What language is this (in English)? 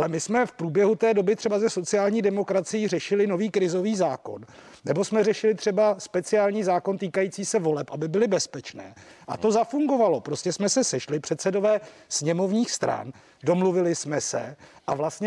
Czech